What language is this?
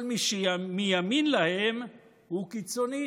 Hebrew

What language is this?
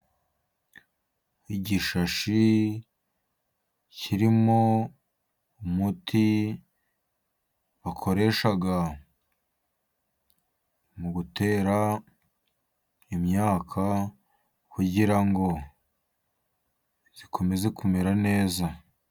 Kinyarwanda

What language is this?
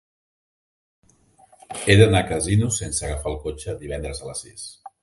Catalan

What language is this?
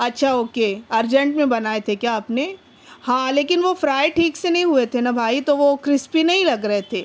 Urdu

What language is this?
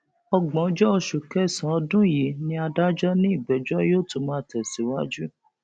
Yoruba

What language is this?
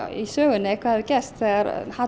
Icelandic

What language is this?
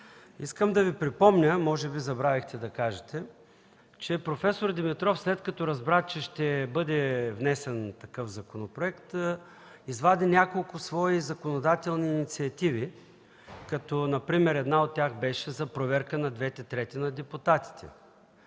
Bulgarian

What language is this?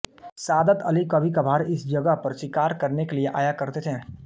Hindi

